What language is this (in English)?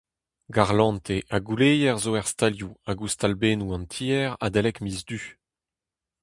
Breton